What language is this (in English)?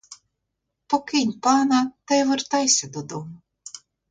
Ukrainian